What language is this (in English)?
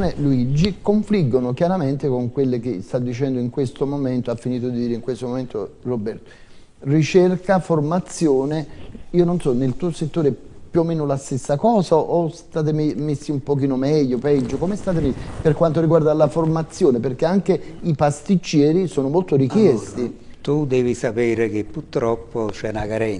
Italian